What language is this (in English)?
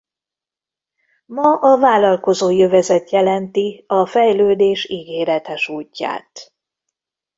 Hungarian